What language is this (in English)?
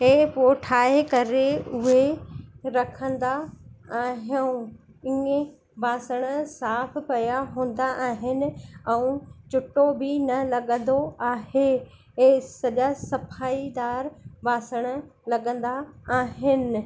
Sindhi